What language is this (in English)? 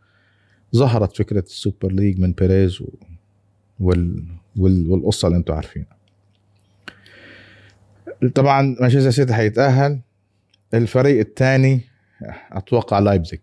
Arabic